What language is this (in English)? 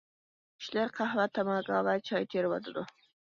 Uyghur